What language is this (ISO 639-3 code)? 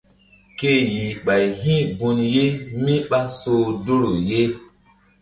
mdd